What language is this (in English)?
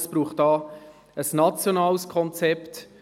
Swiss German